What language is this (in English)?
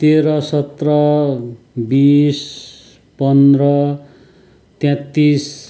Nepali